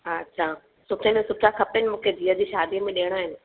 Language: Sindhi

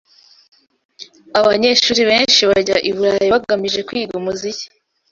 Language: Kinyarwanda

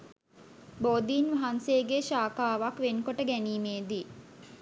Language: Sinhala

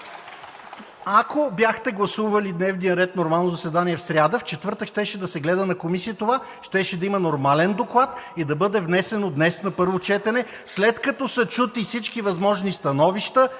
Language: Bulgarian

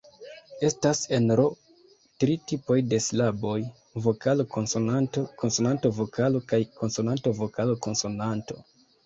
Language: Esperanto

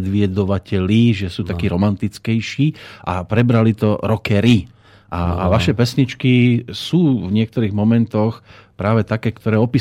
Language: Slovak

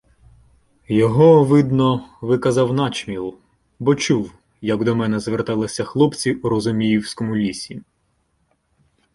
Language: Ukrainian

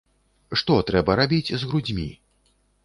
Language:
Belarusian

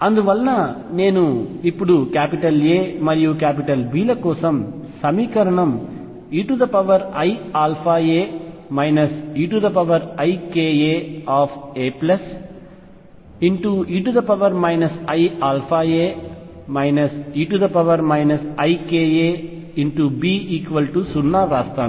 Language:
Telugu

